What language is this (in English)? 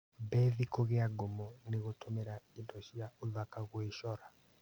Kikuyu